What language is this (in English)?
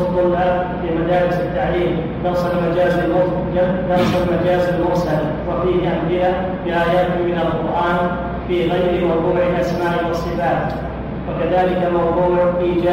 Arabic